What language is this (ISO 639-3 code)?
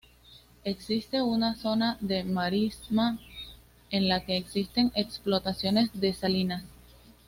spa